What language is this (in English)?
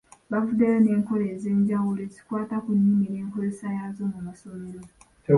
Ganda